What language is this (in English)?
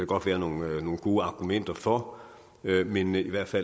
Danish